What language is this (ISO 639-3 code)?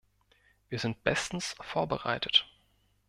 deu